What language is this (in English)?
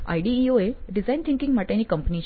Gujarati